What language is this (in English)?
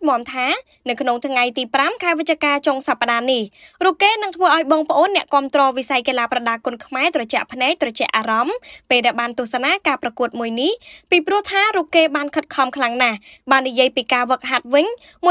Vietnamese